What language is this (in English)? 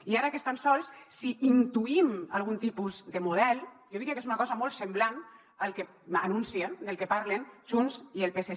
Catalan